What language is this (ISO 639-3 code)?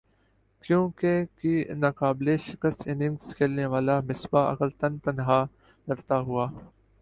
urd